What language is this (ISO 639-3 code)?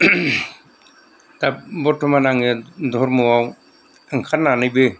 brx